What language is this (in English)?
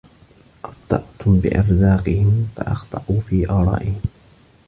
Arabic